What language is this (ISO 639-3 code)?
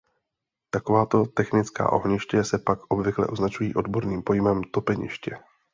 ces